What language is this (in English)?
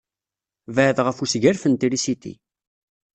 Kabyle